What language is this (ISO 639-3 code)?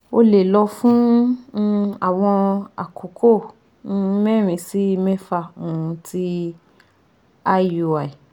yor